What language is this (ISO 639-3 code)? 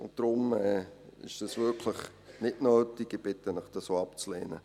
gsw